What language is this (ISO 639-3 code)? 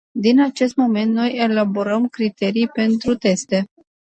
ron